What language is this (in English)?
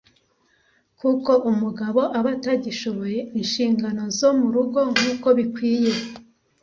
Kinyarwanda